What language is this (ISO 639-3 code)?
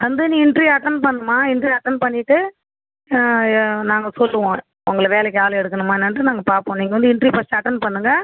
tam